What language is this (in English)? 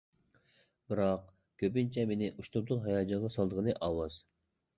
Uyghur